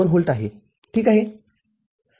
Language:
Marathi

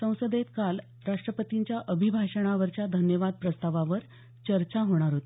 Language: Marathi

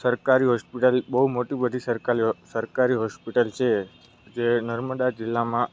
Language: Gujarati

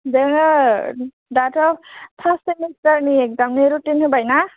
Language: Bodo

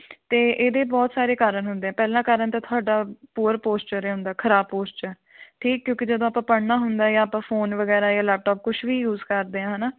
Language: Punjabi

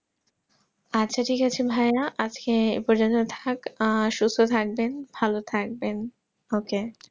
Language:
Bangla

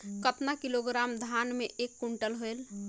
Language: Chhattisgarhi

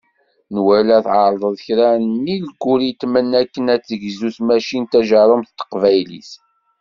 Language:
Kabyle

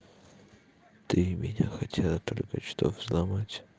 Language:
Russian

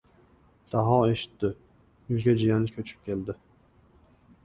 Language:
Uzbek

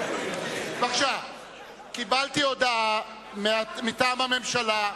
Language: Hebrew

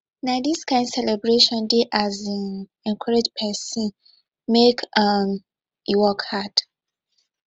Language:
Nigerian Pidgin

